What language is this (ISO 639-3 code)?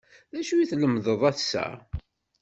kab